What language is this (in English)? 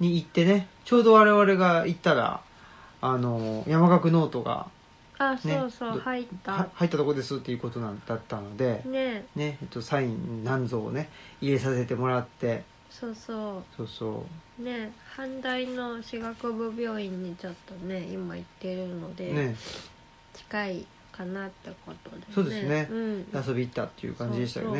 Japanese